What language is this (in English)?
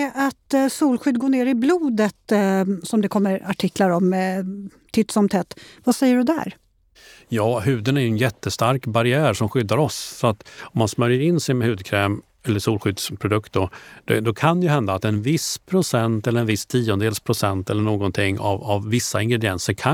Swedish